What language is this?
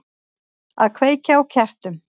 Icelandic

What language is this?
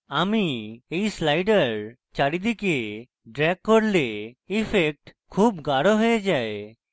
Bangla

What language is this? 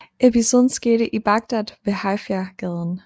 Danish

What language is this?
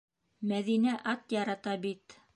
Bashkir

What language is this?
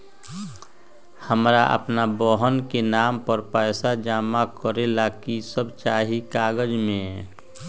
Magahi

